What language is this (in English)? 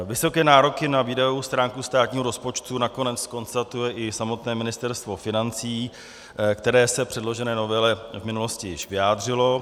Czech